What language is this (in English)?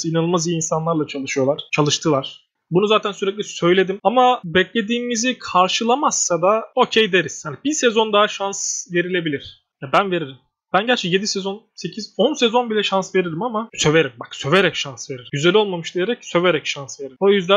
Turkish